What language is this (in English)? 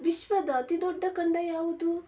Kannada